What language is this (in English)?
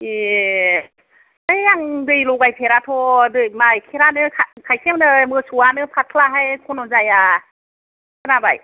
Bodo